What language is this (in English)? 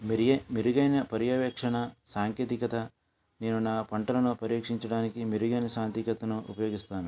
Telugu